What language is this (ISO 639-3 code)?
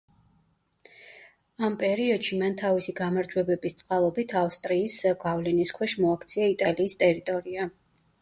kat